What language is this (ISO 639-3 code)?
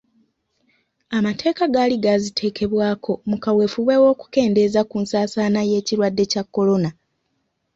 lug